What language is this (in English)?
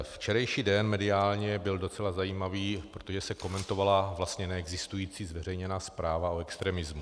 Czech